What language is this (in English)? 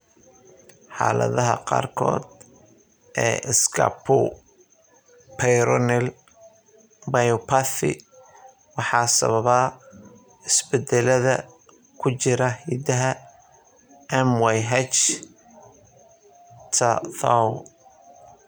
Somali